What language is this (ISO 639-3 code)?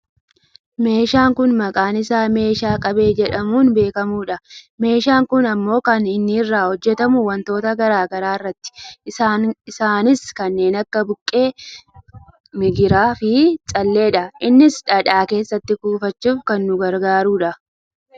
orm